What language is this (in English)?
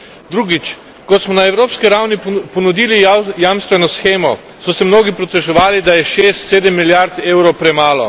Slovenian